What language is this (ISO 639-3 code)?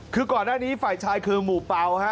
tha